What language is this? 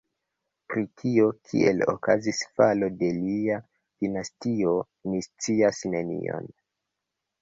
Esperanto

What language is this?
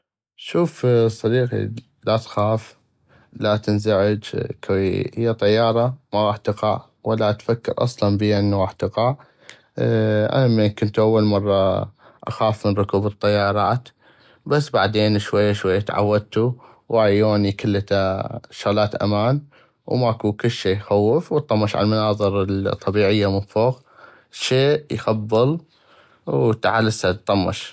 North Mesopotamian Arabic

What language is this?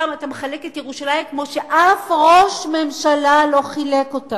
Hebrew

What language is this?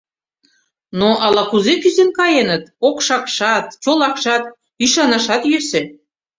Mari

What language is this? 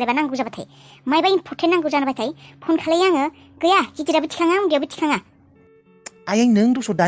Turkish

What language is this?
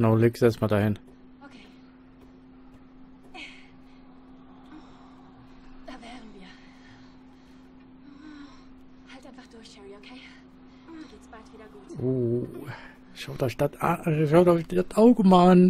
German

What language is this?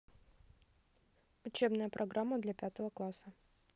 Russian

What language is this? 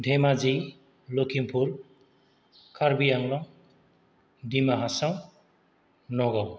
Bodo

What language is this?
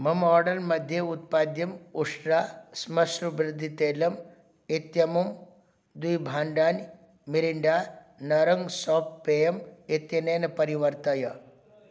Sanskrit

